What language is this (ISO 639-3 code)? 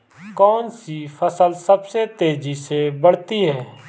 hin